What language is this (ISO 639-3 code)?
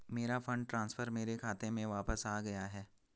hin